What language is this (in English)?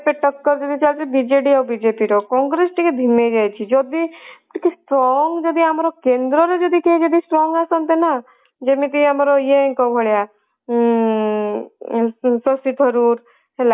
Odia